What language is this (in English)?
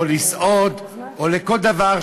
Hebrew